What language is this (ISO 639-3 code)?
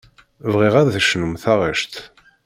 kab